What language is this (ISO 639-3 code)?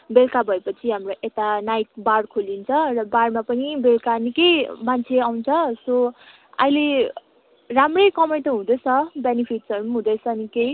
nep